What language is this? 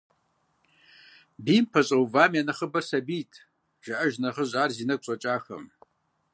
Kabardian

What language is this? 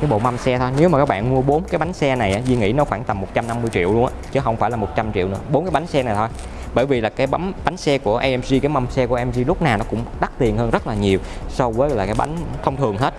Vietnamese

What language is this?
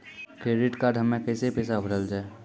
Maithili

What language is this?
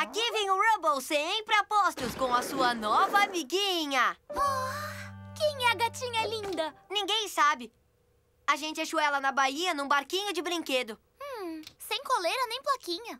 Portuguese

